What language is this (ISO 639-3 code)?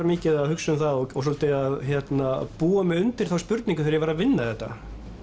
isl